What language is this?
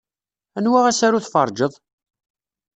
Kabyle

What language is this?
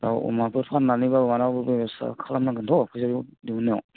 Bodo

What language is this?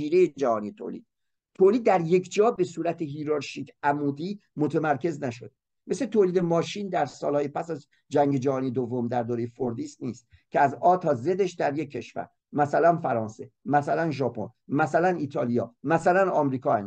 Persian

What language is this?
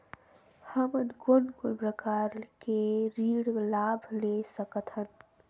Chhattisgarhi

